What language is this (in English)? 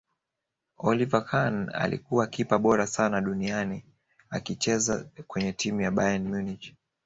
Swahili